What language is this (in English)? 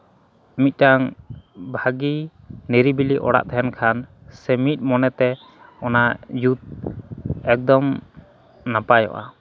Santali